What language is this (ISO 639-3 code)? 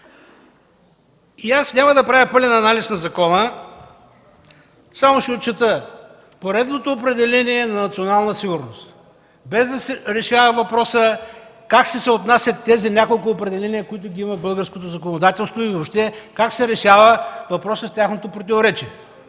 bul